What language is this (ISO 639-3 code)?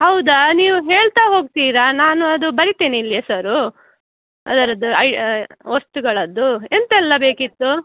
kan